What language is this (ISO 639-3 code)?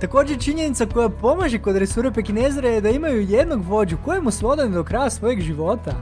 hrv